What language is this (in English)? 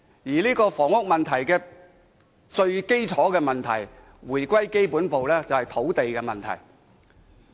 Cantonese